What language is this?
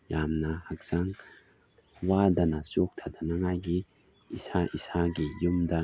Manipuri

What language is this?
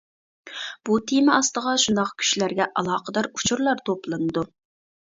Uyghur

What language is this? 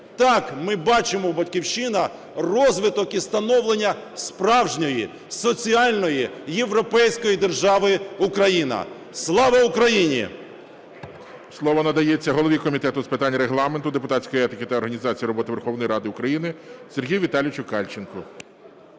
Ukrainian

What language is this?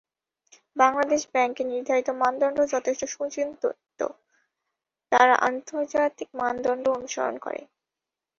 Bangla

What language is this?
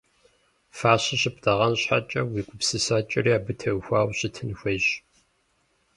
Kabardian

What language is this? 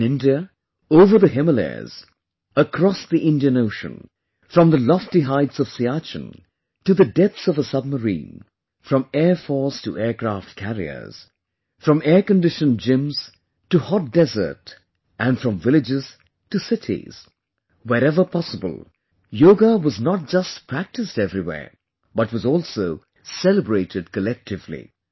English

